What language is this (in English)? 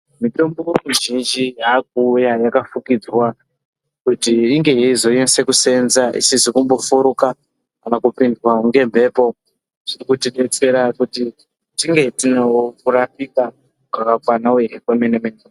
Ndau